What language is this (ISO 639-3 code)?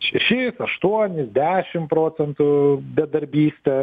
lit